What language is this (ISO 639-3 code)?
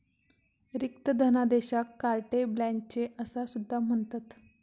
mar